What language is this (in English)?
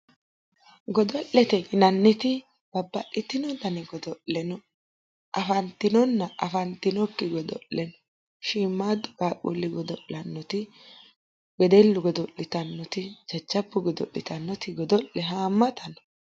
Sidamo